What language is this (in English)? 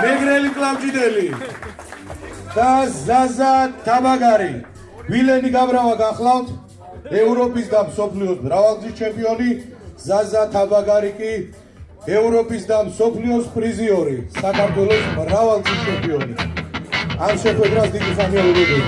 Turkish